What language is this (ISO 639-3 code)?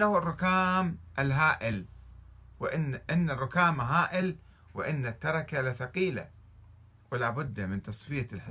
ara